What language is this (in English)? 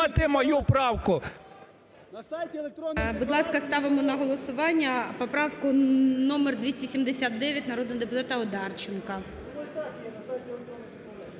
Ukrainian